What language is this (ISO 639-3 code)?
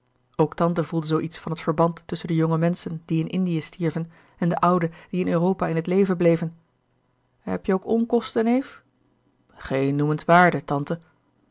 nld